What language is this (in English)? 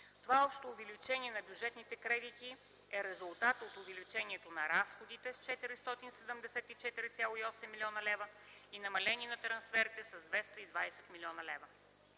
Bulgarian